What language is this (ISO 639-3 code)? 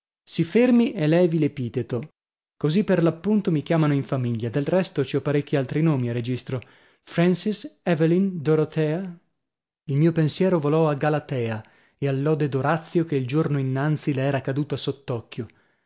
ita